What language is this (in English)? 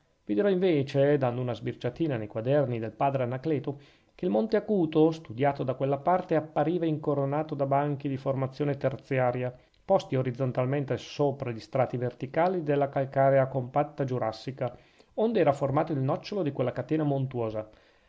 Italian